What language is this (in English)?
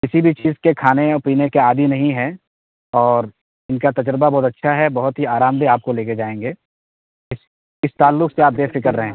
Urdu